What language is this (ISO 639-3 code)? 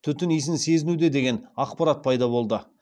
kaz